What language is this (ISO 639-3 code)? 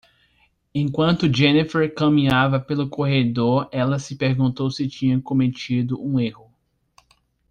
por